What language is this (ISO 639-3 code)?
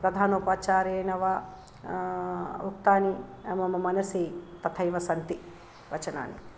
san